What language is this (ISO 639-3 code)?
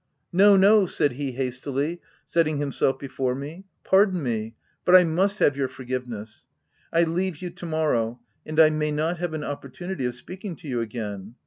eng